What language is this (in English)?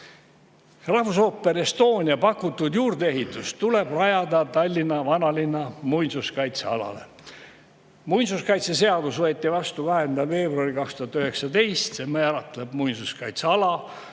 Estonian